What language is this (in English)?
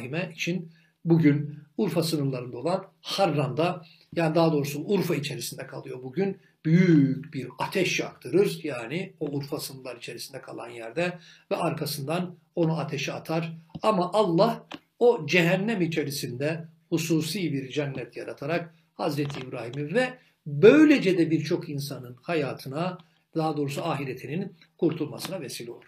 Turkish